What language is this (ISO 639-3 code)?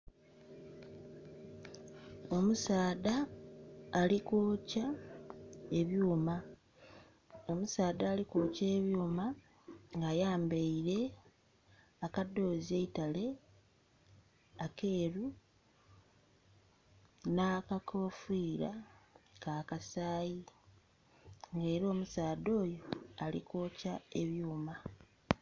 xog